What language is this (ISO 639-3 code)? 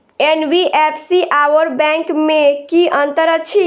mai